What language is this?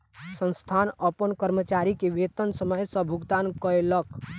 Maithili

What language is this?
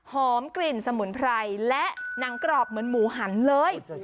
Thai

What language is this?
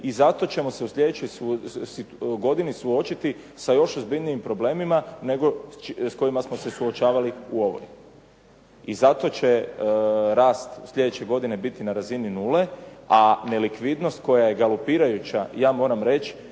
Croatian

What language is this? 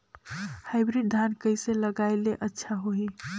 Chhattisgarhi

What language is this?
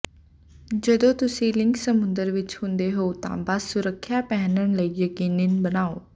Punjabi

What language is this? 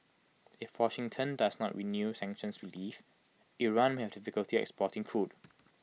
English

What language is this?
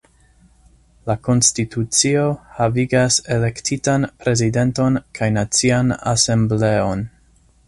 Esperanto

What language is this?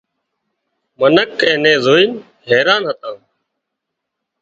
Wadiyara Koli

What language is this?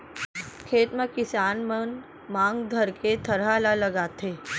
Chhattisgarhi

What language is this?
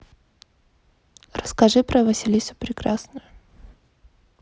Russian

